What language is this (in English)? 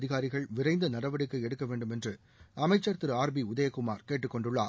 Tamil